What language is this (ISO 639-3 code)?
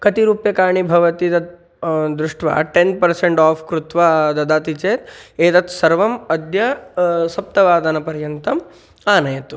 san